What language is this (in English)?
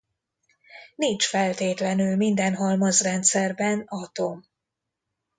Hungarian